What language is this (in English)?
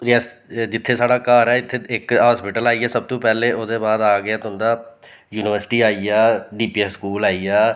Dogri